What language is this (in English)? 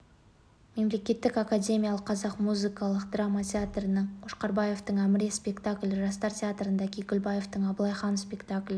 Kazakh